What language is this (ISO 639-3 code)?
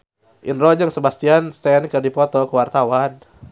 sun